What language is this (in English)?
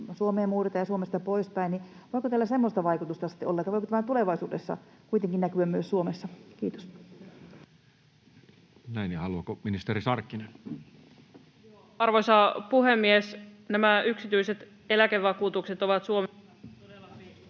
Finnish